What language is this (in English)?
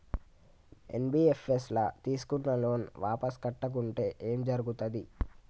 Telugu